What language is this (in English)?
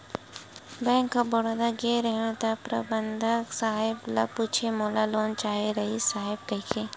Chhattisgarhi